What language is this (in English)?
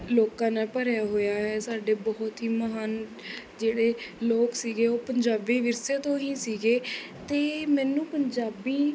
Punjabi